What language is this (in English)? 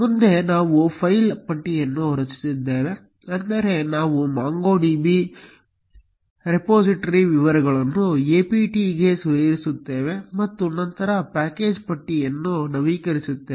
Kannada